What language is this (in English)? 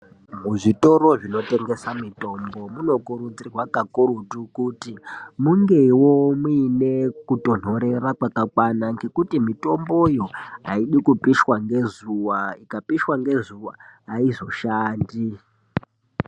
Ndau